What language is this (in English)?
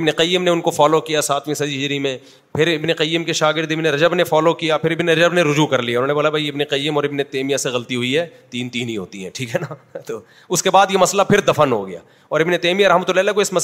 Urdu